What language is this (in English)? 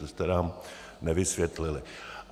Czech